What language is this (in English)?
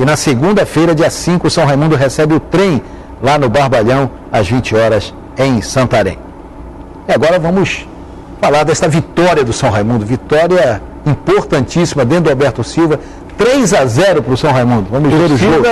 Portuguese